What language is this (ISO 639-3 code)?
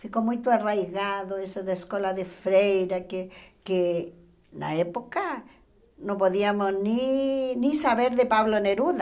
por